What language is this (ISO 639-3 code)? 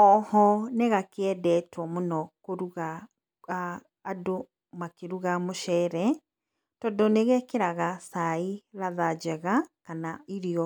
kik